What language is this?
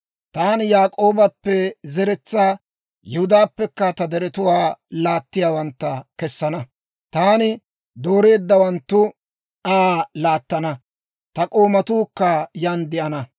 Dawro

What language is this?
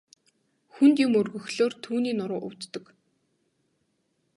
Mongolian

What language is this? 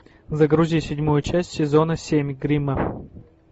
Russian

